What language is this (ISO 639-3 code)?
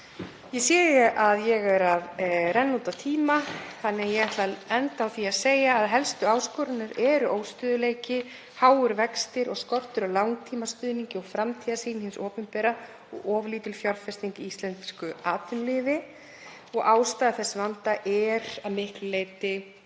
isl